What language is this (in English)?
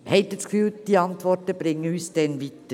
Swiss German